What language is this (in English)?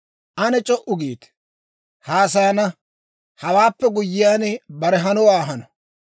Dawro